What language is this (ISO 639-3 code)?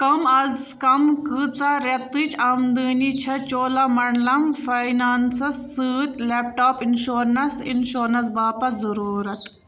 kas